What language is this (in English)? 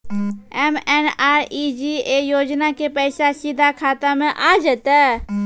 Maithili